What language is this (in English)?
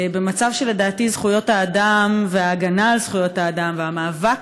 Hebrew